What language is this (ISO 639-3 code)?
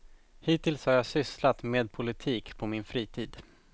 swe